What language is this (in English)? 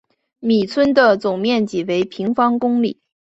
Chinese